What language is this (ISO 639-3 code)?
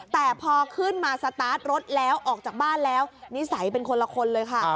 tha